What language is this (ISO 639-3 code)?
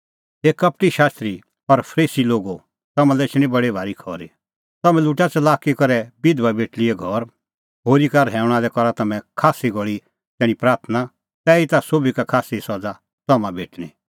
kfx